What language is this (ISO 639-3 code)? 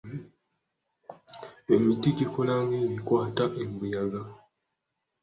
lug